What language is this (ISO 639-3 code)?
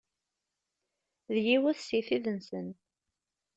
kab